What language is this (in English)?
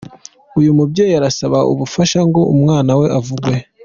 Kinyarwanda